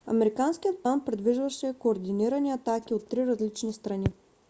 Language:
Bulgarian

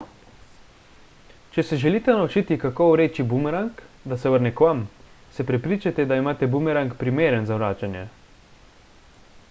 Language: Slovenian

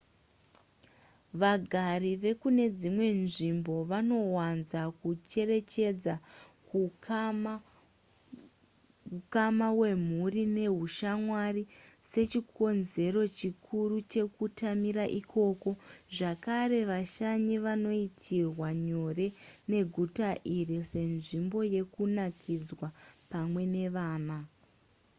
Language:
Shona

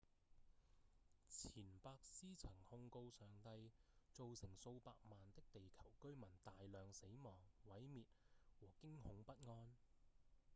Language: Cantonese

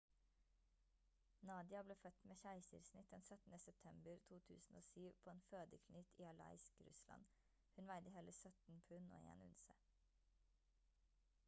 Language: Norwegian Bokmål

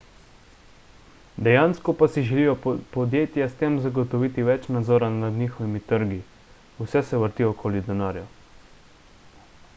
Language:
Slovenian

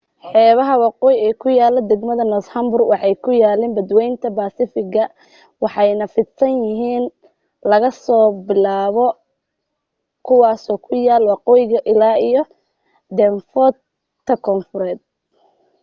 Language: Somali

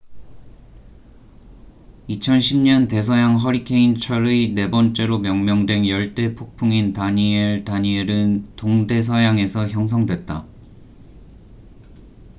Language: Korean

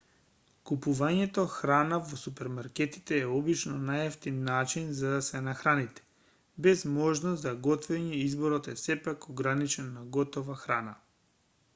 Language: Macedonian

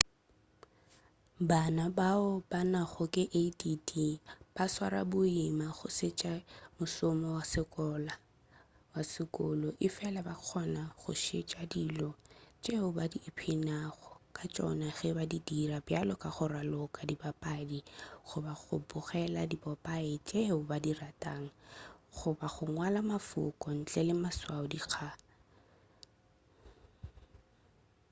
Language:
Northern Sotho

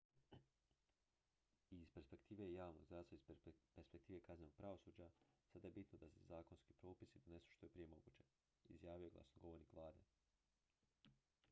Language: Croatian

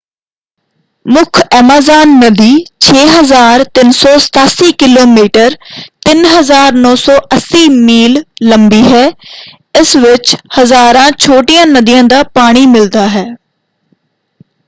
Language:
Punjabi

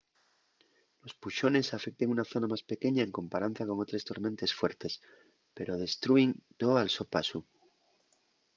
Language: Asturian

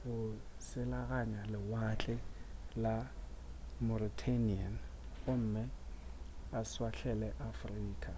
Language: Northern Sotho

